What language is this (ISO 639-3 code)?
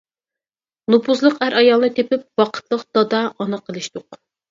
uig